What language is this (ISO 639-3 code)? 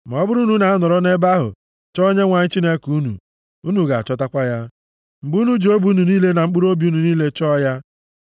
ibo